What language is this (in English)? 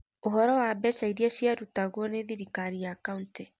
Kikuyu